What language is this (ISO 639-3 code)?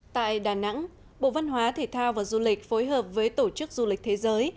vie